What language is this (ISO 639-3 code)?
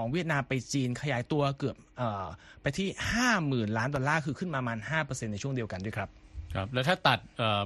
tha